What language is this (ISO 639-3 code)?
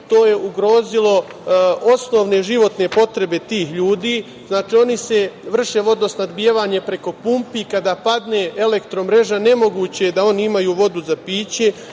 srp